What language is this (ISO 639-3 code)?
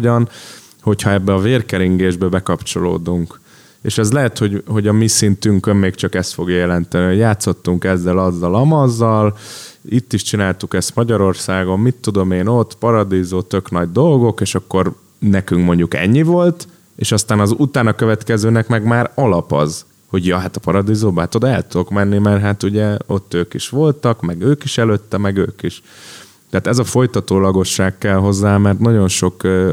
hun